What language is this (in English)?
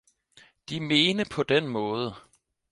Danish